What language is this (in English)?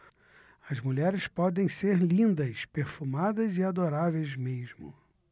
Portuguese